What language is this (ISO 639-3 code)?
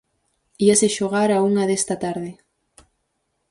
glg